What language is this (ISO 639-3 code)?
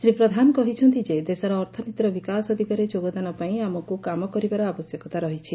ori